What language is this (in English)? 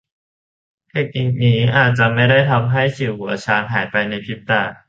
Thai